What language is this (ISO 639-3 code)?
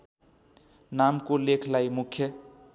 nep